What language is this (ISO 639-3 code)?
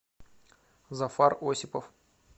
rus